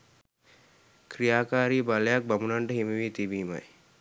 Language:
Sinhala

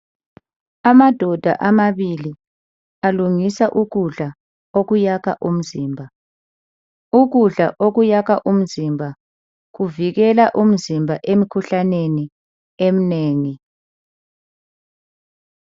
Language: North Ndebele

